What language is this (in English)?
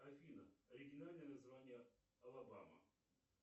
Russian